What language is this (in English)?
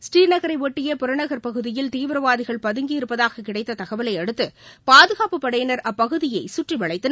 Tamil